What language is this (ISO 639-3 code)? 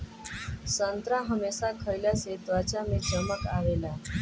bho